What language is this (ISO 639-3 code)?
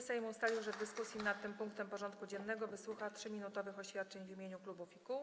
pol